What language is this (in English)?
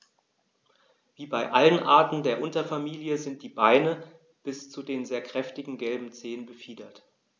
German